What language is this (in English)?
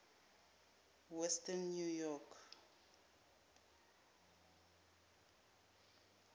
Zulu